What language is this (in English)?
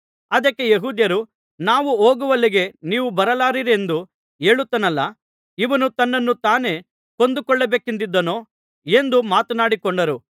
Kannada